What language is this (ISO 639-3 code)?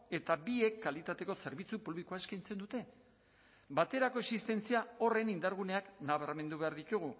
eus